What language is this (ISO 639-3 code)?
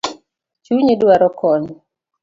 luo